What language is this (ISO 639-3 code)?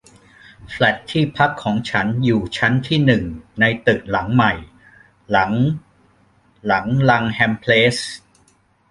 tha